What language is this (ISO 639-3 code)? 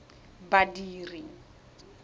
tsn